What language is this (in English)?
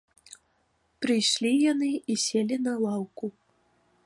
Belarusian